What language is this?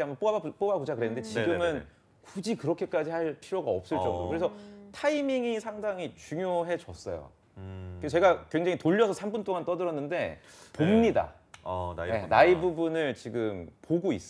Korean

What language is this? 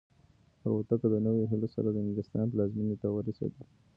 Pashto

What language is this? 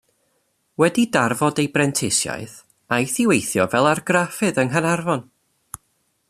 Welsh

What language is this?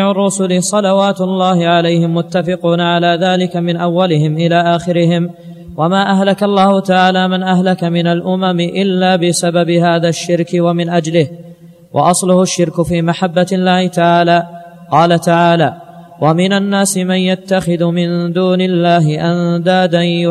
Arabic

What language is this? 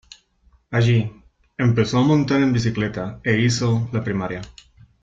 Spanish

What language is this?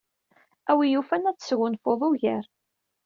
Kabyle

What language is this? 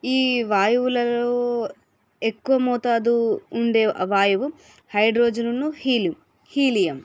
Telugu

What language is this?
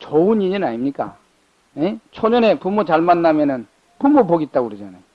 Korean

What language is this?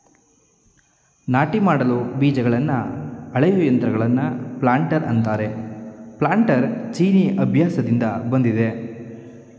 Kannada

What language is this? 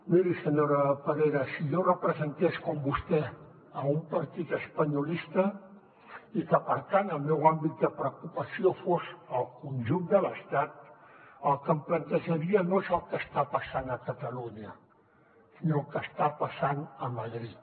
Catalan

